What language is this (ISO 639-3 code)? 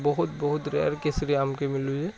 ori